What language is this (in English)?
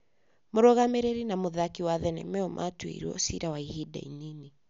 Kikuyu